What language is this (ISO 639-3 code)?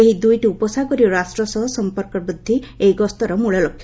ori